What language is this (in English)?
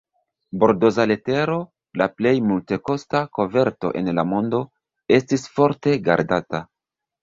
Esperanto